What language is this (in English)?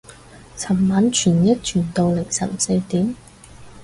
Cantonese